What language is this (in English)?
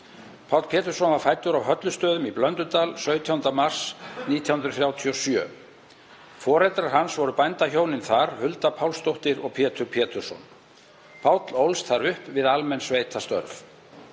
Icelandic